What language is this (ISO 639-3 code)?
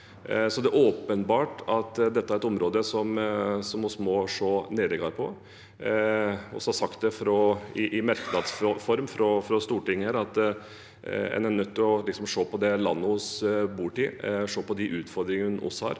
nor